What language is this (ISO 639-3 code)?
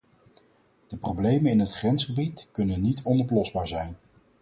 nld